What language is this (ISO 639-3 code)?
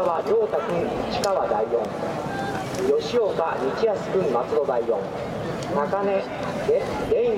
jpn